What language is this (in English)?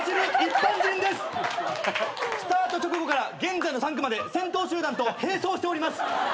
Japanese